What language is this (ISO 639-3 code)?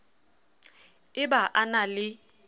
sot